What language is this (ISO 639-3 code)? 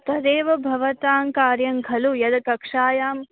san